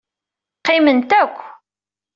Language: Kabyle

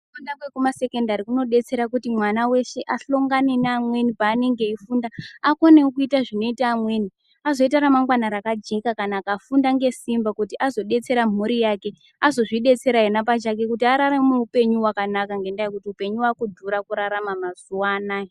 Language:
Ndau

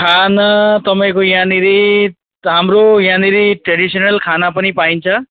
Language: Nepali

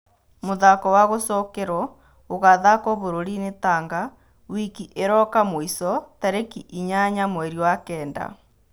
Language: Kikuyu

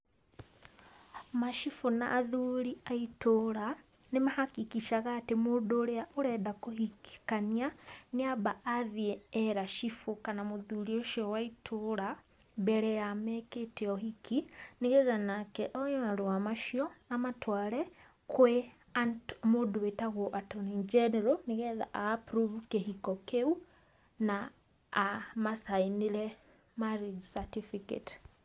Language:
Kikuyu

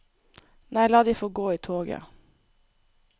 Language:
Norwegian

